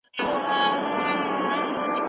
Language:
Pashto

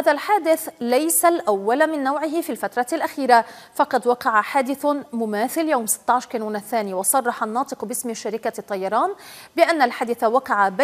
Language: Arabic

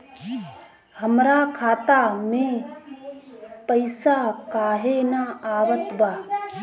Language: Bhojpuri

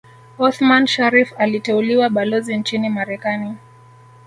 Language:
Swahili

